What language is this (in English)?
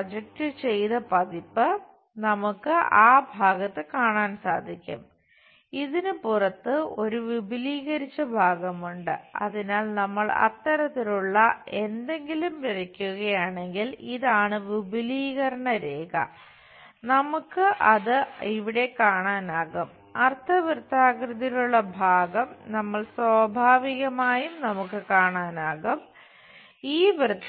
Malayalam